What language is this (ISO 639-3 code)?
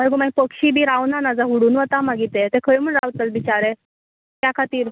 kok